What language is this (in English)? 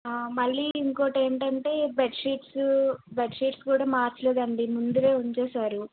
Telugu